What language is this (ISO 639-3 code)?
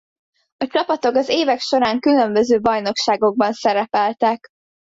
hun